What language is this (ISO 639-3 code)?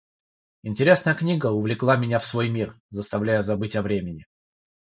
rus